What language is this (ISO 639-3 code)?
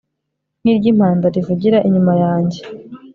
kin